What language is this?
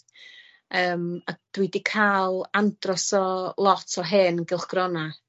Welsh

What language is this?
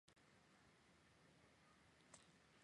Chinese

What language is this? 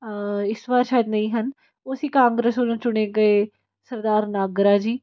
Punjabi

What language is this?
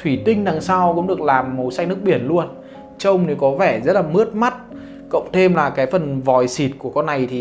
Vietnamese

